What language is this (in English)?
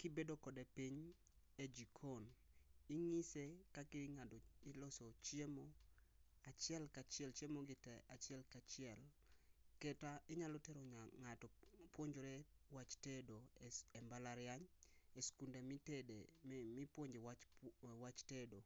Luo (Kenya and Tanzania)